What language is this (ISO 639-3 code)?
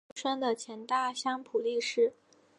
zho